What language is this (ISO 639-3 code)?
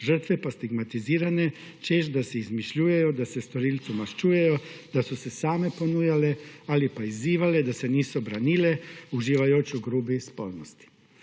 slv